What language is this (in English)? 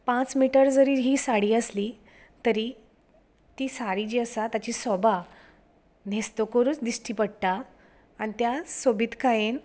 Konkani